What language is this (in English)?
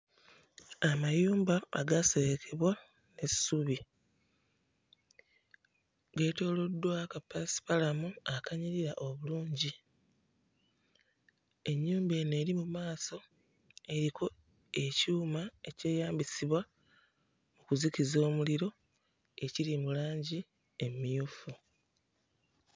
Ganda